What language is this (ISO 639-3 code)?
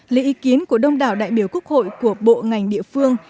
vie